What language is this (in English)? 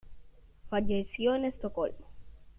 Spanish